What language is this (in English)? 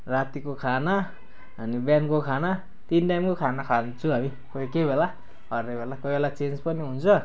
Nepali